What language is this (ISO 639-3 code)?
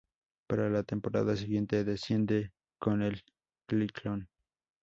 spa